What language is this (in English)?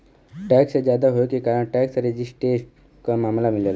Bhojpuri